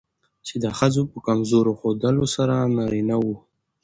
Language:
Pashto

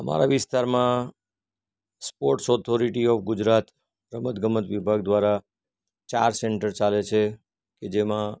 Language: Gujarati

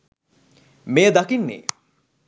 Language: Sinhala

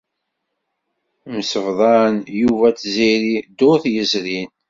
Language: Kabyle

